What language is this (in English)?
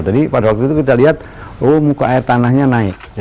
Indonesian